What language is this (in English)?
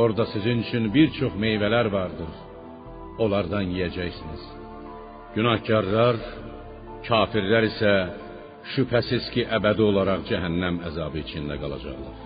Persian